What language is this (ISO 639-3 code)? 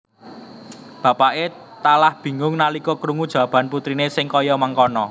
jav